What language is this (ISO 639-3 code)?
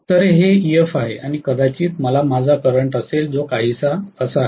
mar